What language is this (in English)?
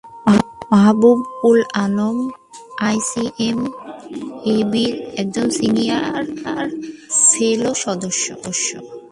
Bangla